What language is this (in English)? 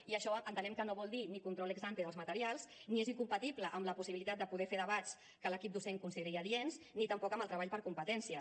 Catalan